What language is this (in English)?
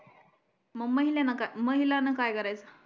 Marathi